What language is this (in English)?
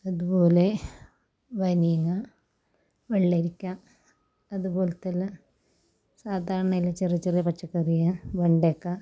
Malayalam